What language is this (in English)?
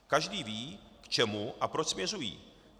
Czech